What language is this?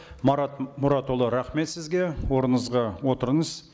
Kazakh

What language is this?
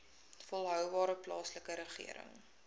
Afrikaans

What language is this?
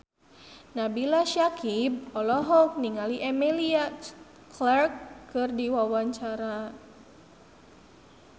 Sundanese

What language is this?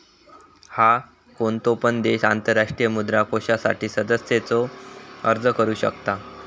Marathi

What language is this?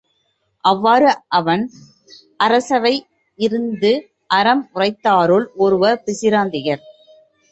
Tamil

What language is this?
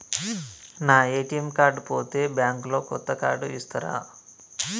Telugu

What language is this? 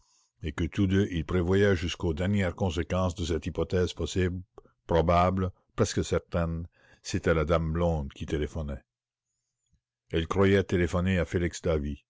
French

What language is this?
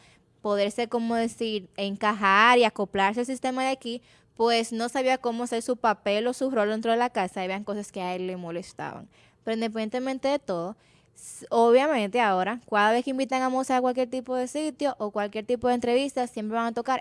Spanish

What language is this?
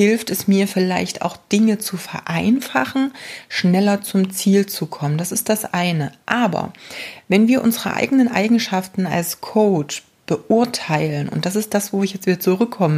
German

